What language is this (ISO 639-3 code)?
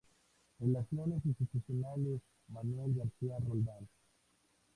spa